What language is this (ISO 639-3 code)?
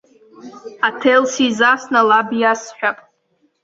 abk